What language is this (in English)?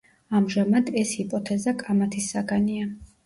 Georgian